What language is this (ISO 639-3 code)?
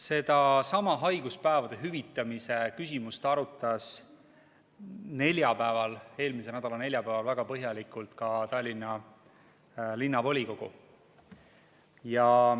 est